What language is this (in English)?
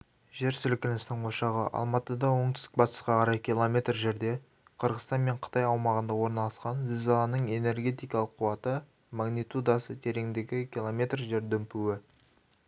Kazakh